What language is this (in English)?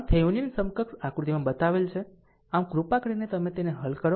Gujarati